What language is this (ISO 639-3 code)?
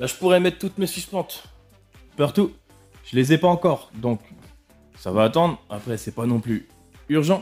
fra